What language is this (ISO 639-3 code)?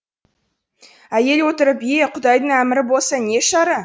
kaz